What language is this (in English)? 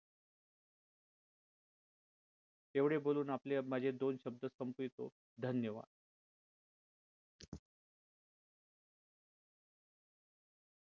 Marathi